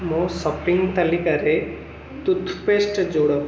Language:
Odia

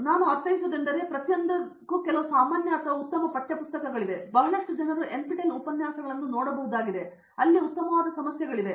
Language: Kannada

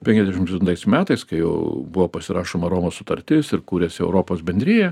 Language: Lithuanian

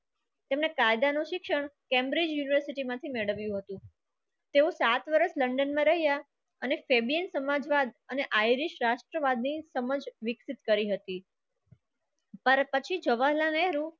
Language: Gujarati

